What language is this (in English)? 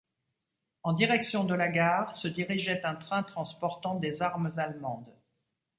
French